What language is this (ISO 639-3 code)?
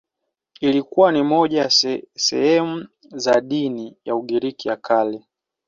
swa